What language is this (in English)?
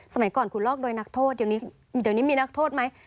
Thai